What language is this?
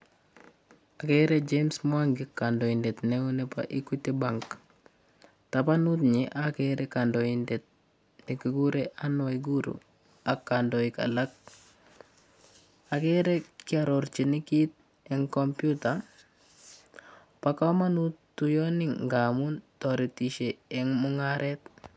Kalenjin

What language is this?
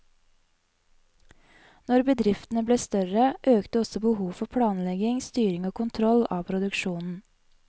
Norwegian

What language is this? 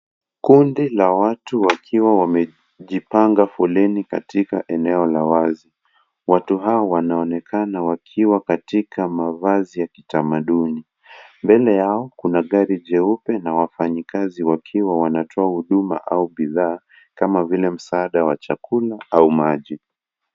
Swahili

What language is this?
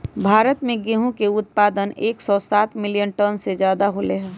Magahi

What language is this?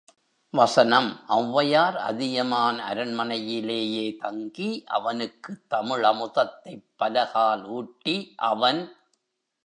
Tamil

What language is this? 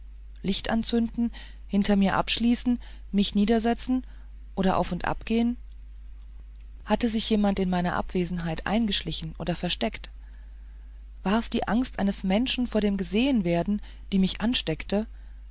German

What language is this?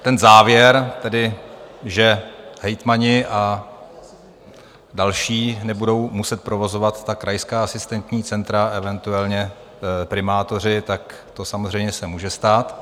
Czech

